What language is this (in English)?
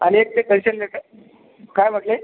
Marathi